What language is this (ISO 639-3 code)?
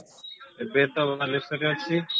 ori